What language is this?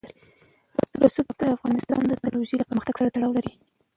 Pashto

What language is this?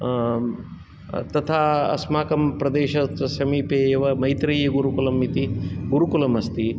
Sanskrit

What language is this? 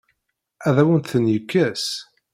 Kabyle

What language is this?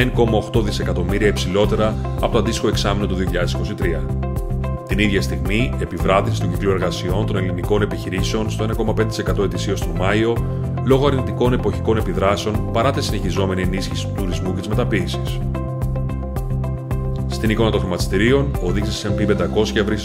Greek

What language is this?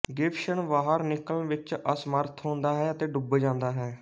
Punjabi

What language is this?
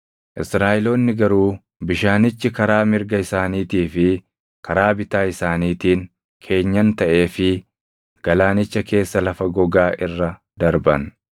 Oromo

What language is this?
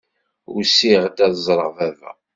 Kabyle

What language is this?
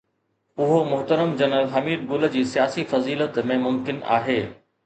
Sindhi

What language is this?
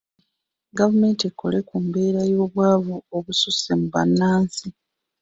Ganda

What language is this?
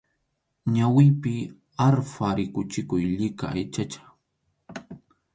Arequipa-La Unión Quechua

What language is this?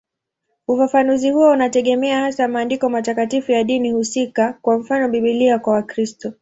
Swahili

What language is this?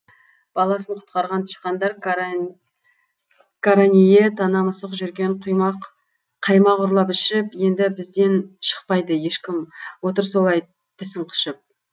Kazakh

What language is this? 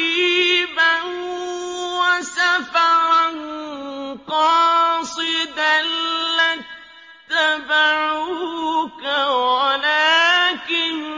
Arabic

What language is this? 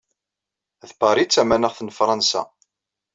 Kabyle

